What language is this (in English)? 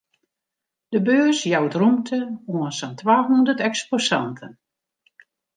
Western Frisian